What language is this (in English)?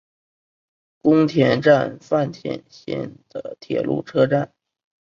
Chinese